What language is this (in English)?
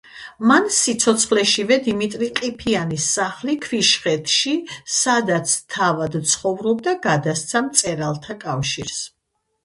Georgian